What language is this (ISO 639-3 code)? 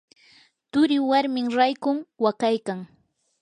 qur